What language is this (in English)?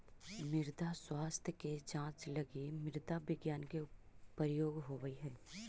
Magahi